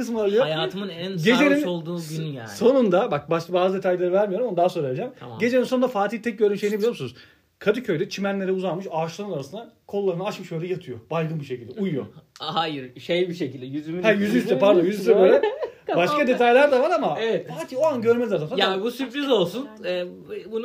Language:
Turkish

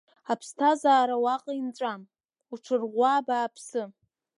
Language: Abkhazian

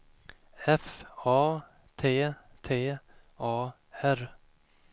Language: Swedish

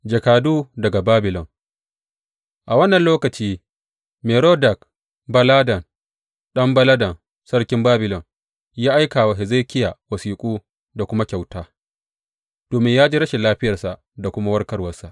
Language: Hausa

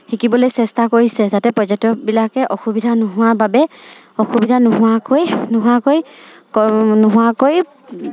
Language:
Assamese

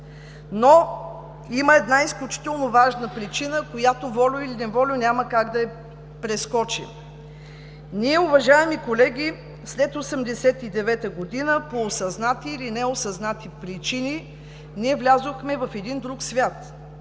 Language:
Bulgarian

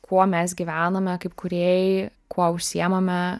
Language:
Lithuanian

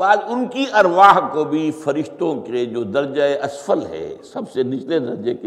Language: Urdu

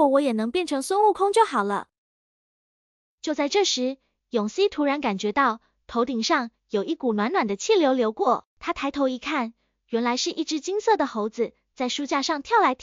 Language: Chinese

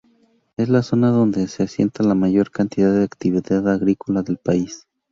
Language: Spanish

